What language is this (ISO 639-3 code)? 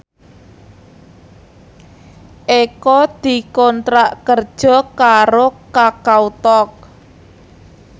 jav